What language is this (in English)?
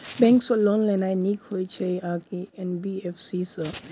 Maithili